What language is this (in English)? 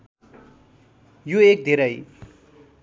Nepali